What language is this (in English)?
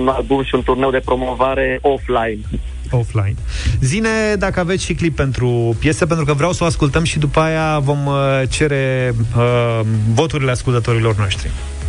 Romanian